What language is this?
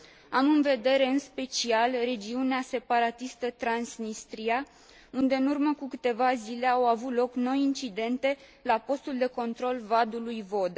Romanian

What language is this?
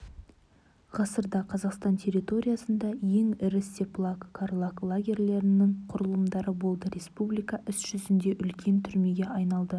Kazakh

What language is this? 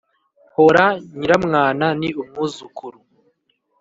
Kinyarwanda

